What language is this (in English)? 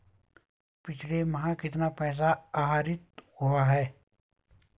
Hindi